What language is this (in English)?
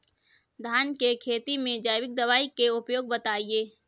Bhojpuri